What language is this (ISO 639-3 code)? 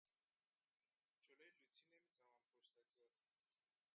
fas